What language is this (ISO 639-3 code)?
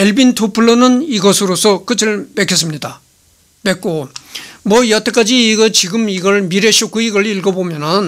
kor